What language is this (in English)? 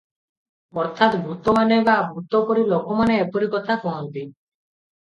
Odia